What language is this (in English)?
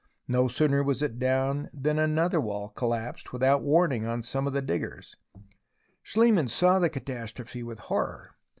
English